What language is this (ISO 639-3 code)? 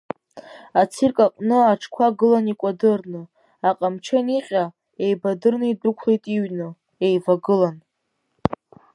abk